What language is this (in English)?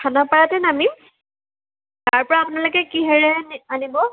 Assamese